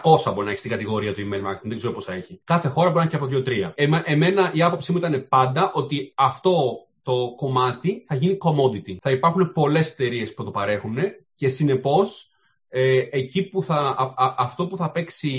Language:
Greek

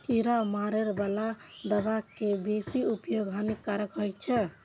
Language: Maithili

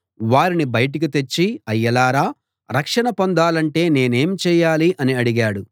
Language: Telugu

